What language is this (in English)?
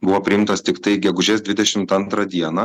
Lithuanian